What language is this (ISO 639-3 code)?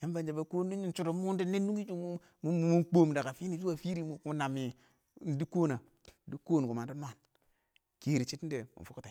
awo